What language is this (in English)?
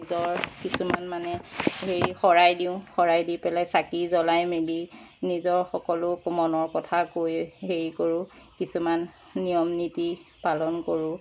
Assamese